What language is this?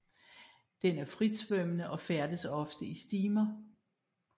Danish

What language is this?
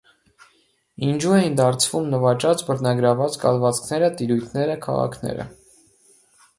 Armenian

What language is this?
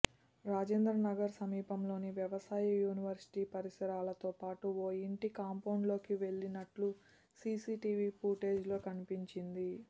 Telugu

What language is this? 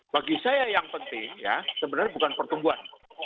Indonesian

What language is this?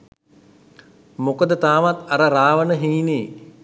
Sinhala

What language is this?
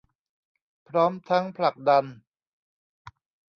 Thai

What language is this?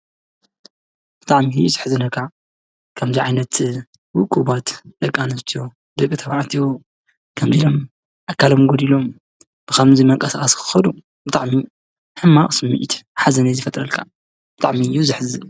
Tigrinya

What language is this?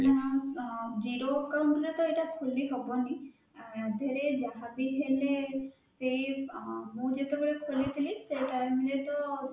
Odia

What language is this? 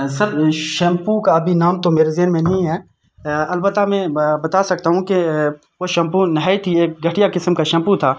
Urdu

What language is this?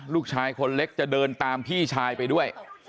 Thai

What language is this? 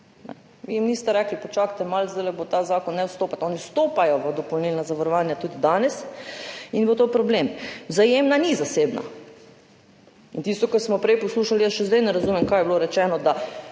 Slovenian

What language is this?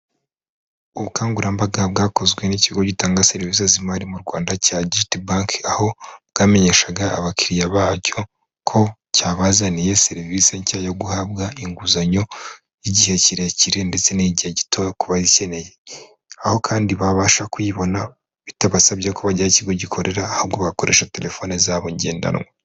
Kinyarwanda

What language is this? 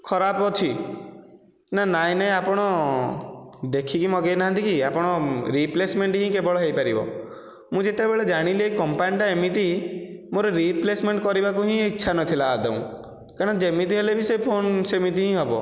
Odia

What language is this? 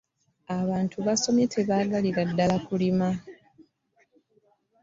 Ganda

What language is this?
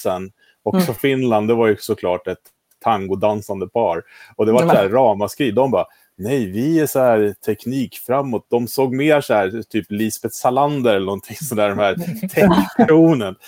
Swedish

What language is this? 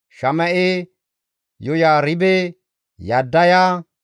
Gamo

